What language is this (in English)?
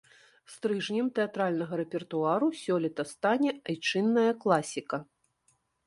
Belarusian